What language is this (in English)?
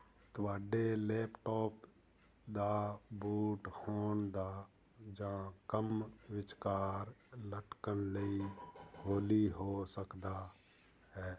Punjabi